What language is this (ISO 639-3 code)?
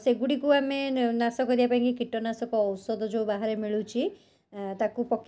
ori